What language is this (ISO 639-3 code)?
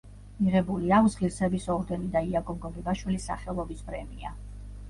kat